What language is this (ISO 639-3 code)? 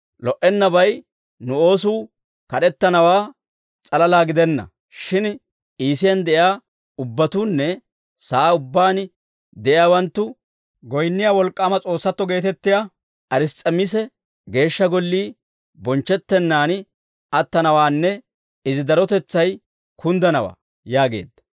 dwr